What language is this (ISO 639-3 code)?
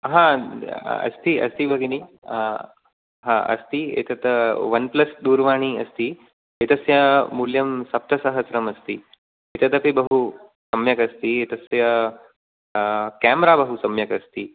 san